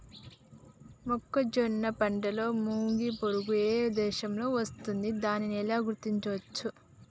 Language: Telugu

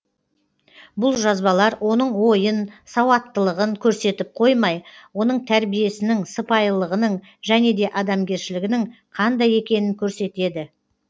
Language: Kazakh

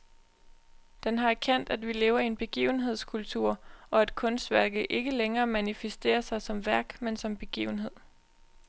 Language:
Danish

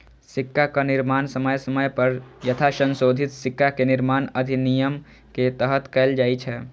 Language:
Maithili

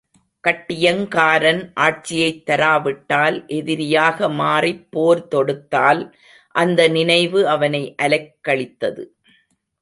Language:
Tamil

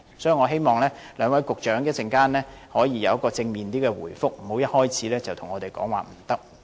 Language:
Cantonese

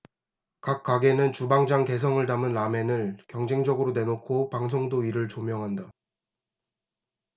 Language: Korean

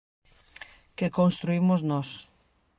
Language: Galician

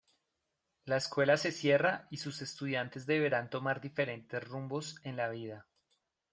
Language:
Spanish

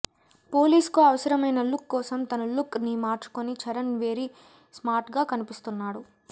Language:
Telugu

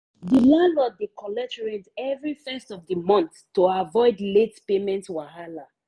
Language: Nigerian Pidgin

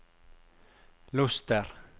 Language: Norwegian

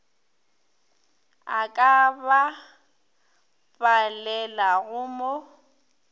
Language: Northern Sotho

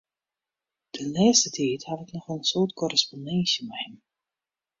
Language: Western Frisian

